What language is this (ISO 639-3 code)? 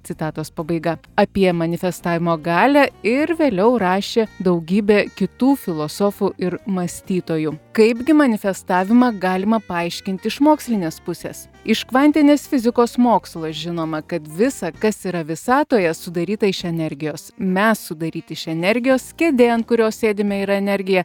lit